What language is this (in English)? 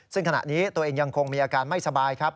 Thai